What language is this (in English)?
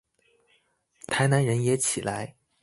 Chinese